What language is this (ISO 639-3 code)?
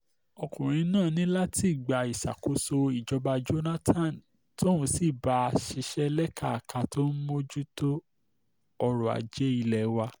yor